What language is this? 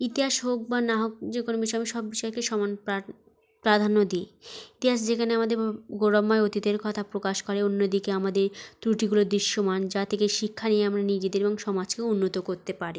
Bangla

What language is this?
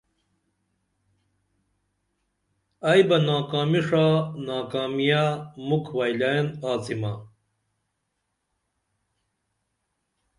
Dameli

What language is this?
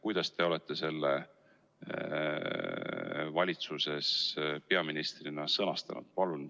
Estonian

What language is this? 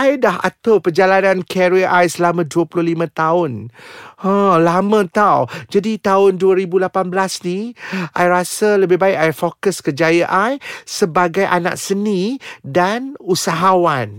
Malay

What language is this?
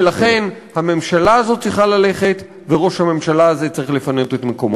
Hebrew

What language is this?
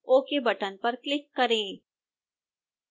Hindi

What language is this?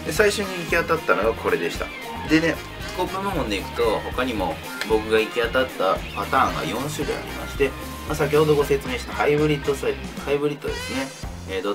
Japanese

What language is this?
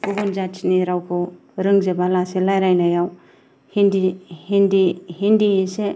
Bodo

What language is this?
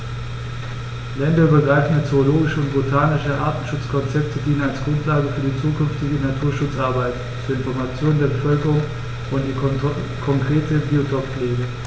German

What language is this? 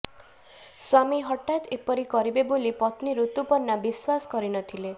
Odia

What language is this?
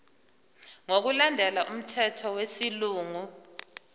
Zulu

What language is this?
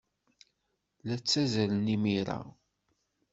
Kabyle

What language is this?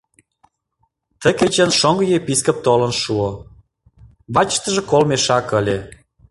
Mari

